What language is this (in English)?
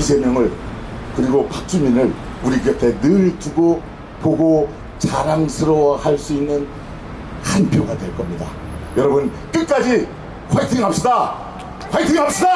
Korean